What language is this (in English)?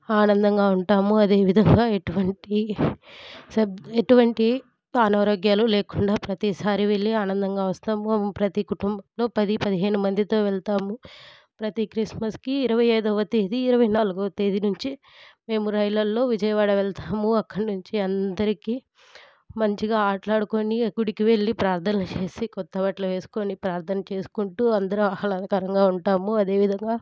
Telugu